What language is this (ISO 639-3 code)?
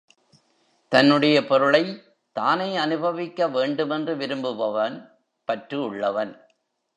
tam